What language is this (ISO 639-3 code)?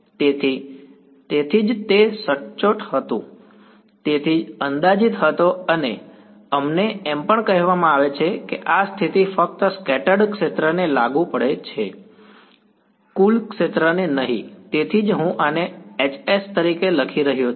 guj